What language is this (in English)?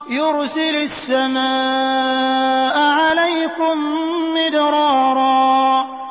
Arabic